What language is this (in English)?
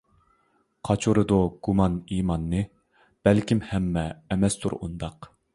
Uyghur